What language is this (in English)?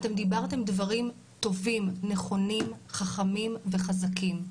Hebrew